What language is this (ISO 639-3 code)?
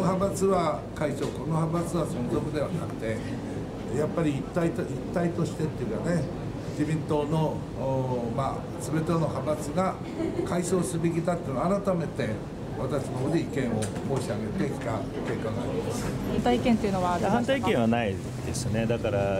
jpn